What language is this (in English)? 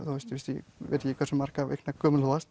Icelandic